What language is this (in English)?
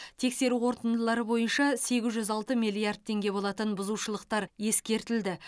Kazakh